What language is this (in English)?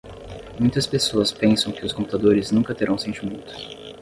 Portuguese